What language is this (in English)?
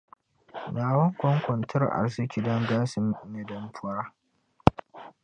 Dagbani